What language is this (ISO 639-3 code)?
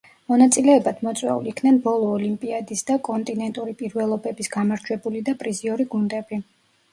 kat